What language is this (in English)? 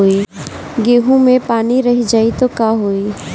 Bhojpuri